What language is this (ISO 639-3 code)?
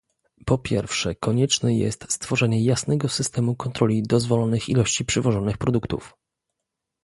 pol